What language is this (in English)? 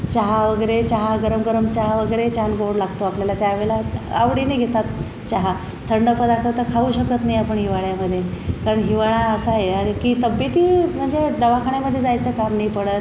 Marathi